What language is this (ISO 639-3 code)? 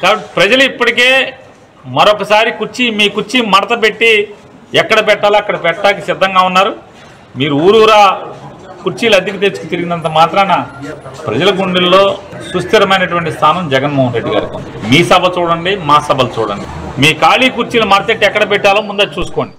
tel